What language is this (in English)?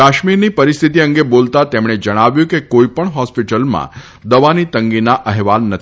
Gujarati